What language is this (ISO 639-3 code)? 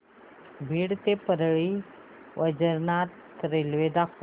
mar